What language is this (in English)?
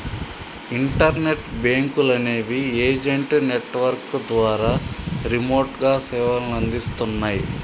Telugu